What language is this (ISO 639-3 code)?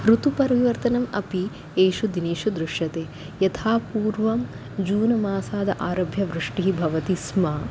san